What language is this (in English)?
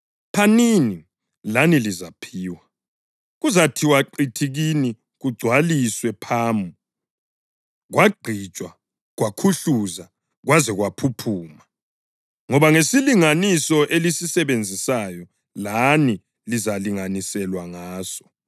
North Ndebele